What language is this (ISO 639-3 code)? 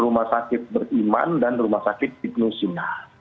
ind